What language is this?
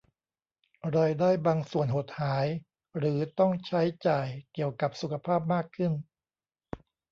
Thai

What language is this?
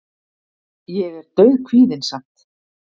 Icelandic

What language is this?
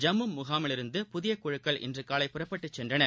Tamil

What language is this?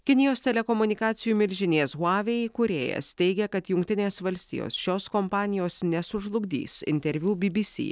Lithuanian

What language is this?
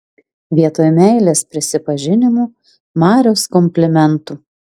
Lithuanian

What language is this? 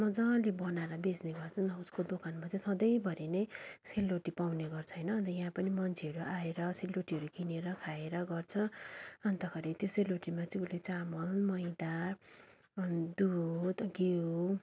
Nepali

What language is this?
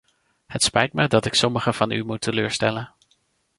Dutch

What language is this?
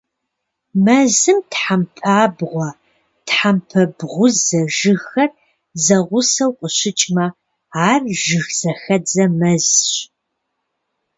Kabardian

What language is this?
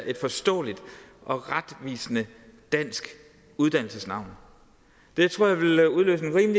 Danish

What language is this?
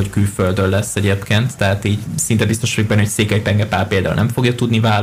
Hungarian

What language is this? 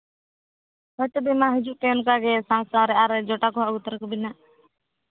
Santali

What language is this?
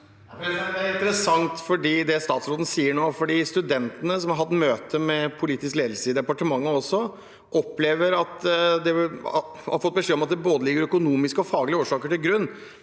Norwegian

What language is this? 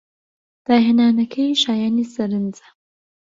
Central Kurdish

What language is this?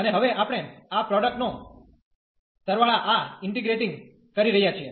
Gujarati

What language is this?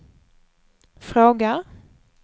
Swedish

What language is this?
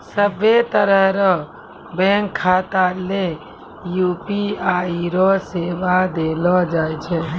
Maithili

